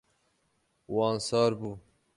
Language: Kurdish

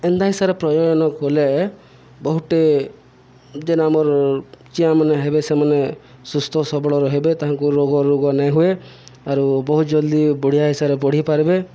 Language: Odia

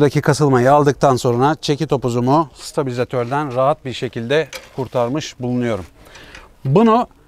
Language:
Turkish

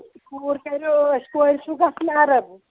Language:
Kashmiri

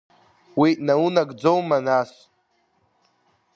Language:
Abkhazian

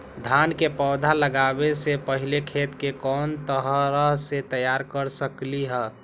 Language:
Magahi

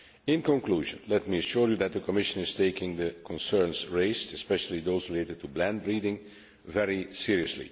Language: English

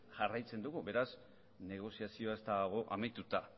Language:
Basque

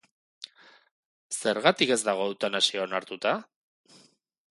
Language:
Basque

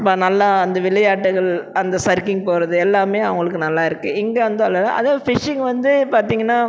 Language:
Tamil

